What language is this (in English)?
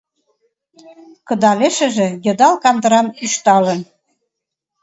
Mari